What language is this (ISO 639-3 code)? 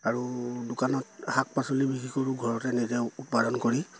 asm